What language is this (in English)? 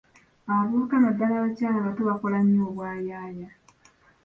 Ganda